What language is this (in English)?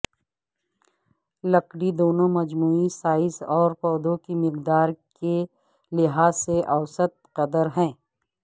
Urdu